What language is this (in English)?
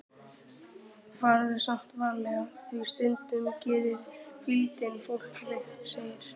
Icelandic